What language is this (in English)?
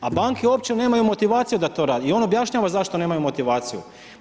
Croatian